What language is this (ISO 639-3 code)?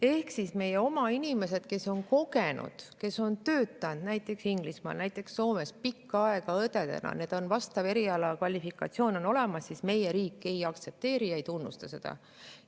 est